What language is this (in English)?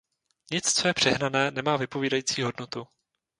Czech